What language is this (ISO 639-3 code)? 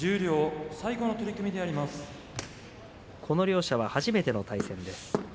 jpn